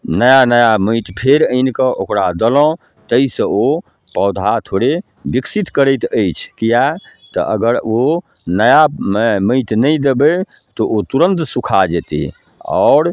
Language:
Maithili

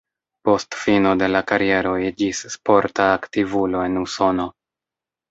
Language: Esperanto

